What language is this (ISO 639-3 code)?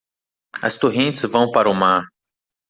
por